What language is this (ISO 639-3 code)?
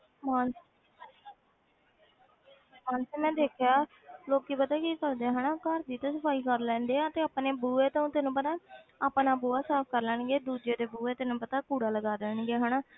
pan